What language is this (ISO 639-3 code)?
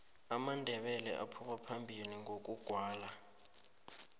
nbl